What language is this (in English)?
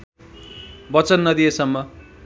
Nepali